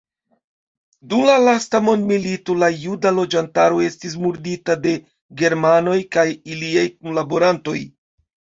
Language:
Esperanto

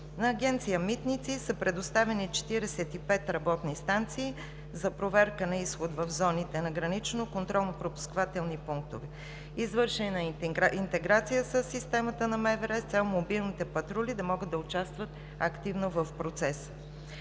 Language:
Bulgarian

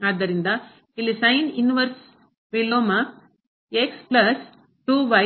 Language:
Kannada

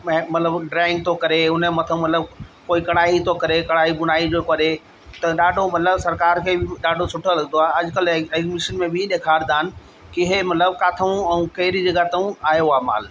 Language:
Sindhi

